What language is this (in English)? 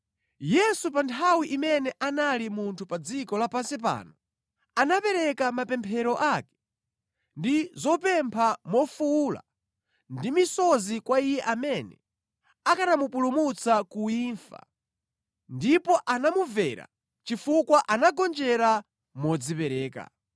Nyanja